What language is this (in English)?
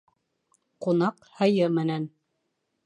Bashkir